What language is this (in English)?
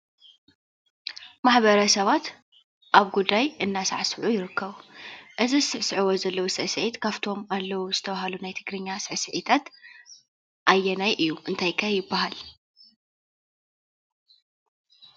Tigrinya